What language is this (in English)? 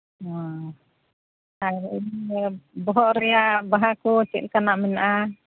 Santali